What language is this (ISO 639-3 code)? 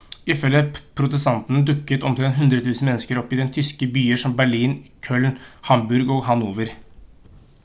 nob